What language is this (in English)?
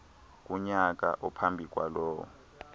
Xhosa